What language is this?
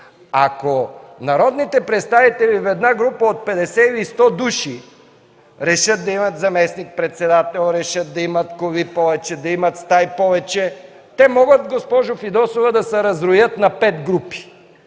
Bulgarian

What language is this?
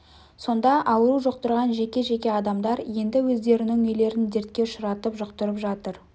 Kazakh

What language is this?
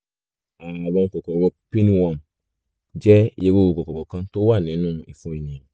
Yoruba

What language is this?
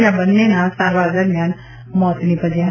Gujarati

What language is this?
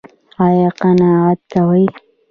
Pashto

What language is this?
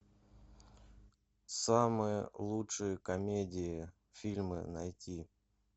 Russian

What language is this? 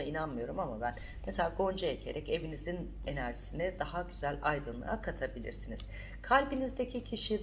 Turkish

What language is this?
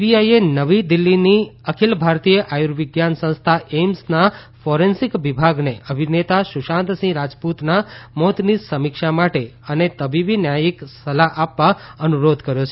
Gujarati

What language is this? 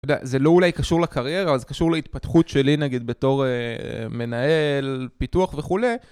Hebrew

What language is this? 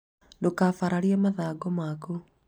Kikuyu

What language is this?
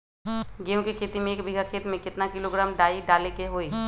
Magahi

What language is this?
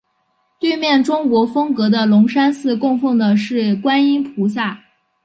Chinese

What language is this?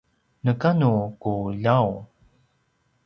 Paiwan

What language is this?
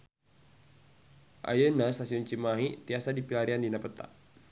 Sundanese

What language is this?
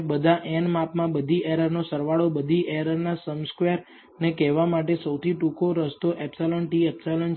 Gujarati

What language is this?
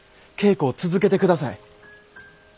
Japanese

